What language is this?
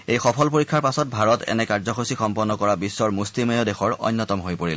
Assamese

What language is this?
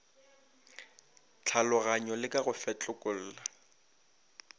Northern Sotho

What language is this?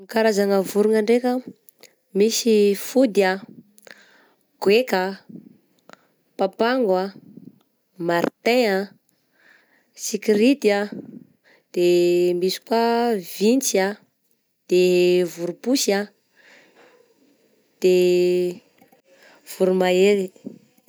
Southern Betsimisaraka Malagasy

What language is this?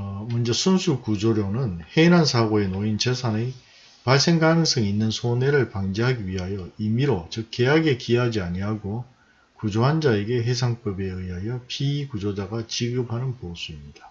Korean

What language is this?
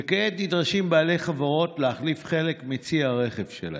Hebrew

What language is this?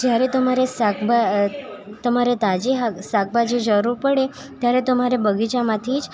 Gujarati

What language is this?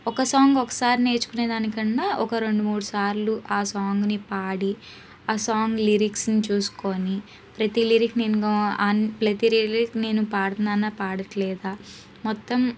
Telugu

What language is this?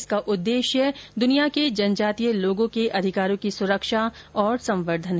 Hindi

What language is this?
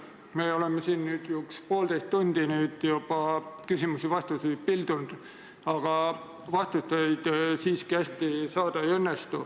Estonian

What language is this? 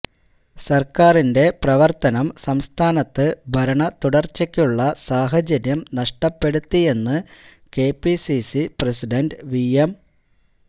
Malayalam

